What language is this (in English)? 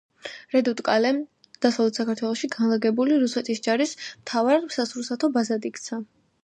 Georgian